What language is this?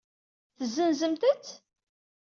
Kabyle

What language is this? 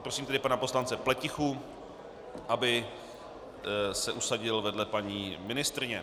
Czech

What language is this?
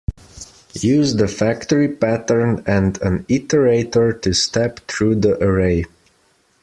English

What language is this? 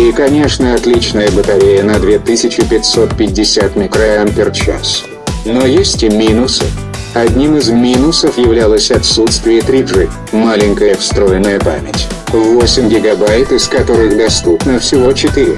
Russian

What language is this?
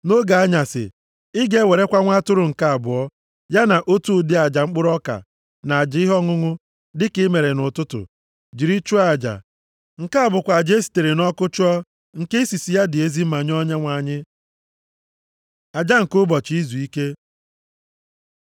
Igbo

